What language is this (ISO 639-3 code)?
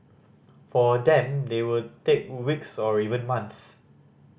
eng